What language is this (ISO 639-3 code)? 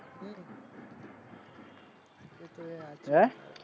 guj